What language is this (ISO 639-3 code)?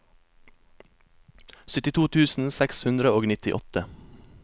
nor